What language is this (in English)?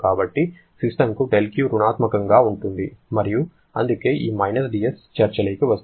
Telugu